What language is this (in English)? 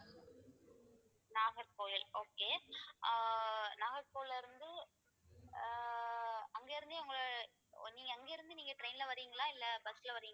Tamil